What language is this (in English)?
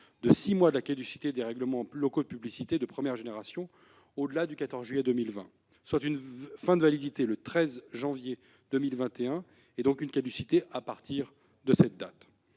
French